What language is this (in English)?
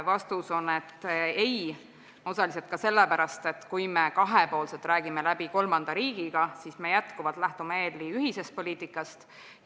Estonian